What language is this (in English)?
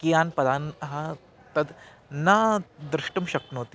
Sanskrit